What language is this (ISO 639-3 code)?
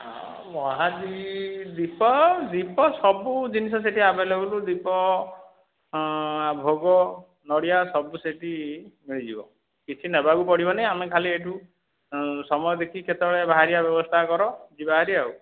ori